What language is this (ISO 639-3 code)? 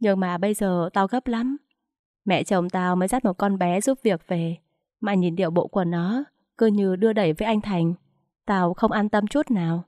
vie